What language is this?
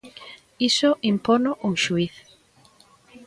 Galician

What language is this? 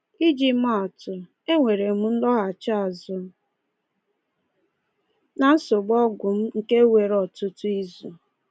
Igbo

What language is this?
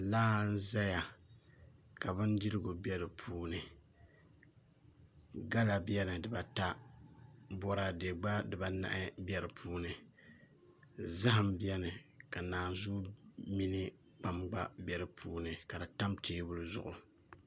Dagbani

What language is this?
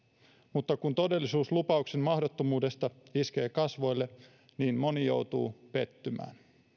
Finnish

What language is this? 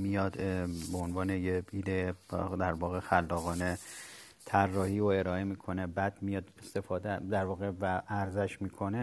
Persian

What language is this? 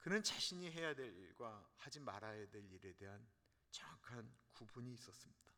Korean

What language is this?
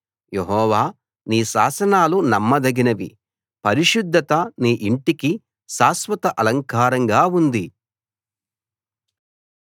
Telugu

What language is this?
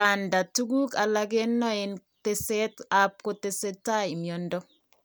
Kalenjin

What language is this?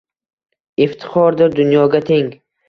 Uzbek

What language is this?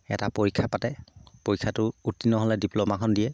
Assamese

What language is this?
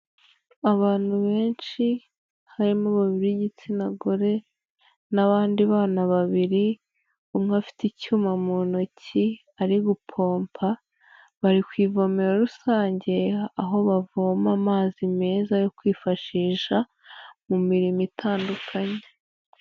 Kinyarwanda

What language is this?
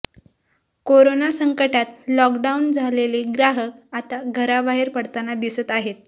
Marathi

